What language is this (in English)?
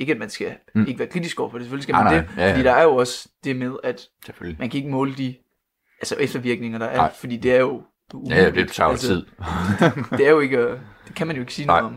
Danish